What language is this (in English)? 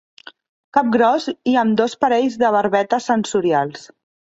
Catalan